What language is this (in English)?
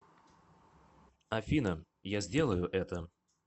Russian